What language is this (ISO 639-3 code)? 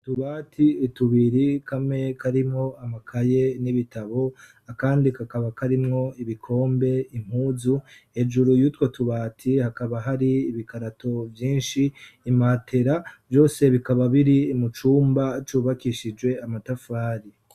run